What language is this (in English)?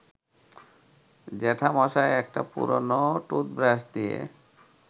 Bangla